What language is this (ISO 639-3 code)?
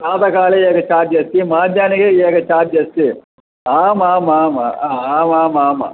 san